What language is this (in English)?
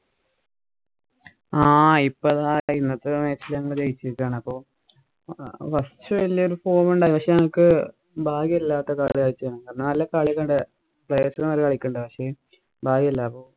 Malayalam